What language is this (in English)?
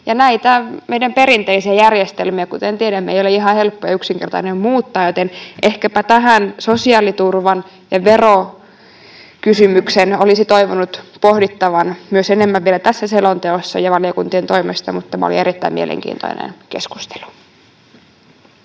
Finnish